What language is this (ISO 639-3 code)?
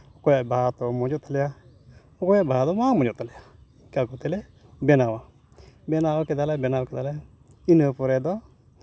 sat